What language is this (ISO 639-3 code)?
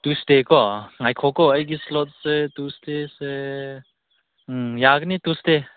mni